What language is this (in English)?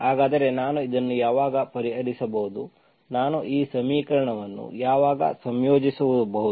Kannada